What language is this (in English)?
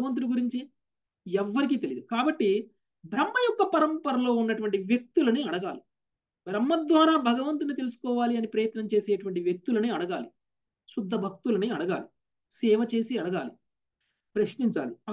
Telugu